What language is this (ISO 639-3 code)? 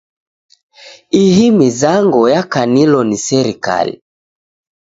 dav